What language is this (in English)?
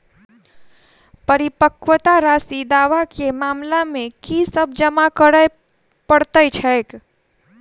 Maithili